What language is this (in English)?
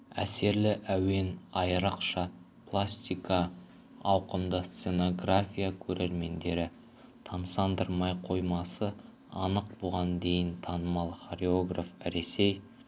Kazakh